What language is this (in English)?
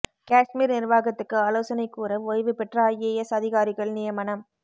Tamil